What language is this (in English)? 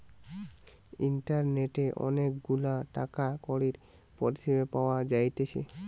Bangla